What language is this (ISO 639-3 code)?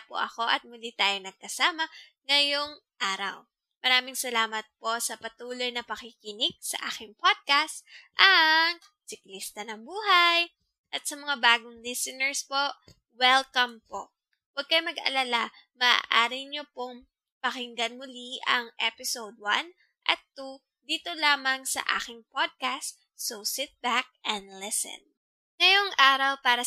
fil